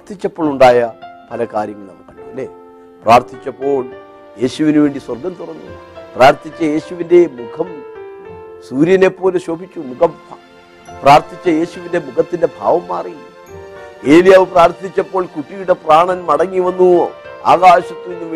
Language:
Malayalam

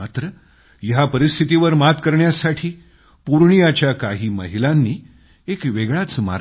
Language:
Marathi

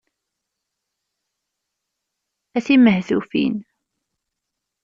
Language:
Kabyle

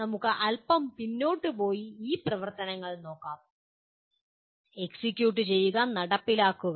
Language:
Malayalam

